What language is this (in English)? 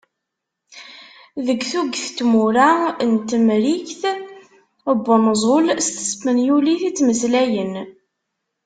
Kabyle